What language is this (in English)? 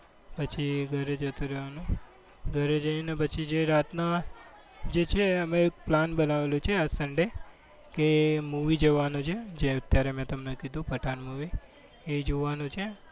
Gujarati